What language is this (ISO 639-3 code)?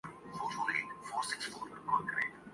urd